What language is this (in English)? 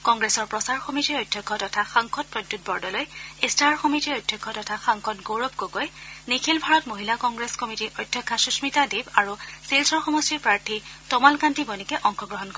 Assamese